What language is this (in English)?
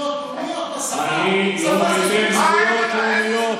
Hebrew